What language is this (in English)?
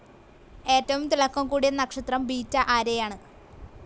Malayalam